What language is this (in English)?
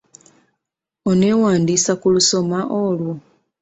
Ganda